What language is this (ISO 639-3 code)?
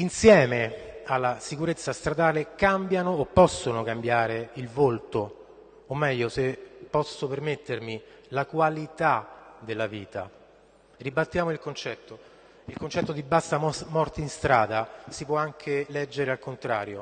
ita